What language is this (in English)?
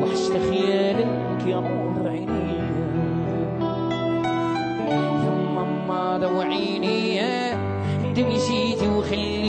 Hebrew